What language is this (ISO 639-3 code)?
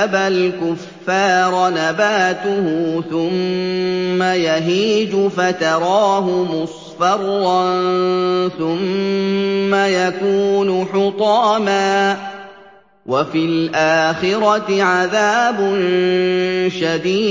ara